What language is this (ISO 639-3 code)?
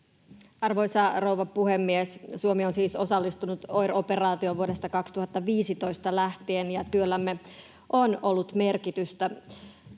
fin